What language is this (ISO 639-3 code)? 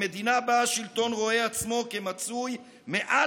heb